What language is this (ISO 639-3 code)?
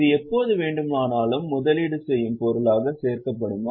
tam